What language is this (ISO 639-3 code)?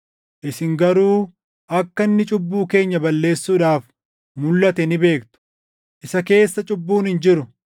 orm